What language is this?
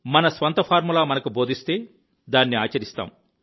Telugu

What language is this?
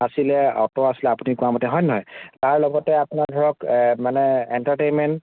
Assamese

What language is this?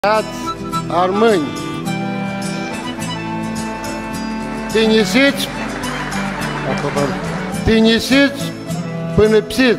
Romanian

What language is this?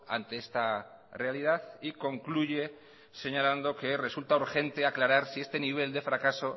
Spanish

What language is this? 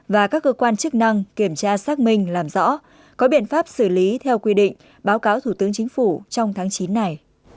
Vietnamese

